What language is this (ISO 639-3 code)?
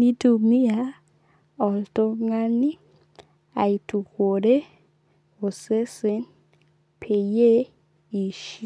mas